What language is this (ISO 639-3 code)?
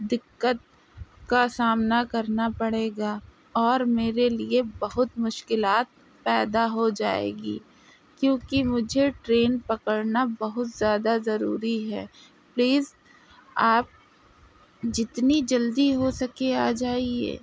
urd